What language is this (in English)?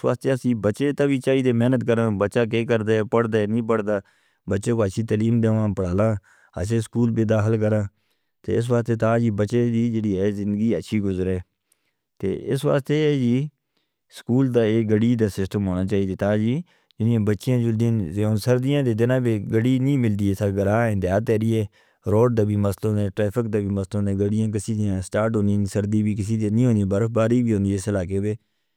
Northern Hindko